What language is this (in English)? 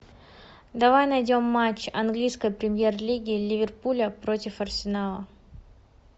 Russian